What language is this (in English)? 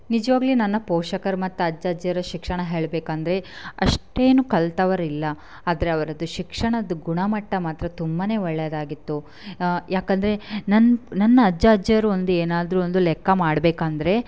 Kannada